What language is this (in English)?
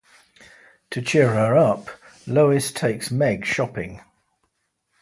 English